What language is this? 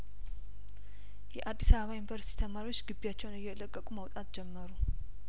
Amharic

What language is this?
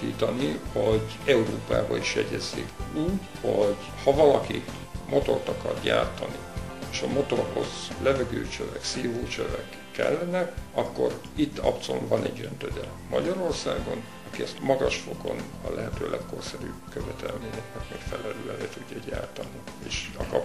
Hungarian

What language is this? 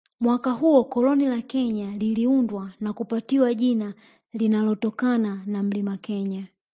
Swahili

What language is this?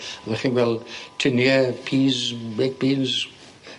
Welsh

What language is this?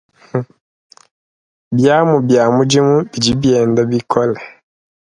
Luba-Lulua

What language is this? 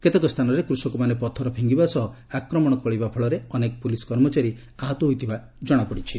Odia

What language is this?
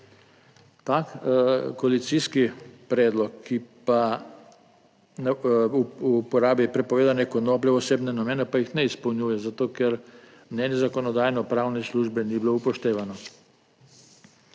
Slovenian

